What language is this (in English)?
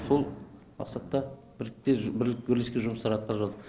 Kazakh